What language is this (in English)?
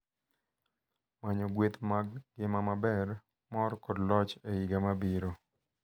Luo (Kenya and Tanzania)